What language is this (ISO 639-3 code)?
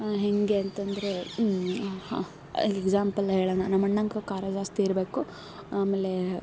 kan